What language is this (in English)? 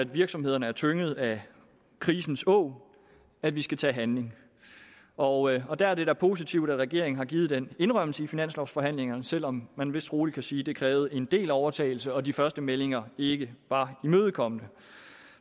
Danish